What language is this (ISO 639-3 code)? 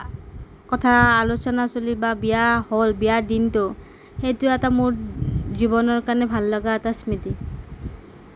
asm